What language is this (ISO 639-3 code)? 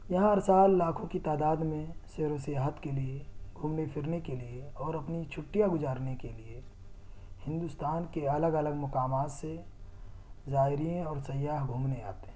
urd